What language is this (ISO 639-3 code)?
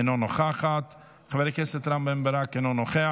heb